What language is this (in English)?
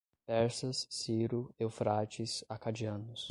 Portuguese